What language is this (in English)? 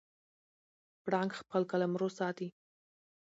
Pashto